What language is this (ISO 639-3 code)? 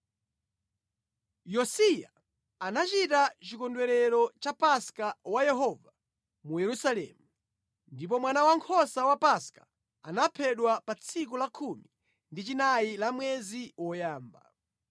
nya